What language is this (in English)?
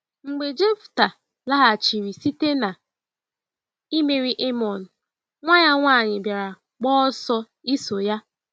Igbo